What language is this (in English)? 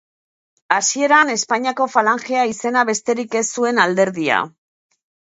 Basque